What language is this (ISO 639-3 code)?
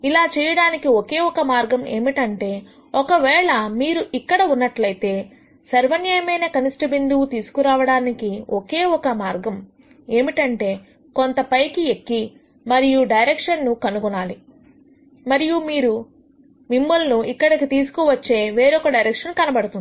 tel